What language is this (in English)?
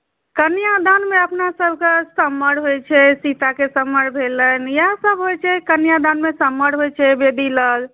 Maithili